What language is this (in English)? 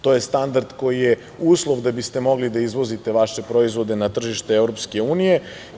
Serbian